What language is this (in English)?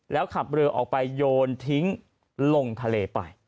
Thai